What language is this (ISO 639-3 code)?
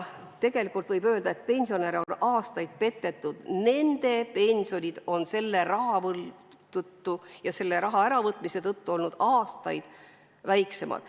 est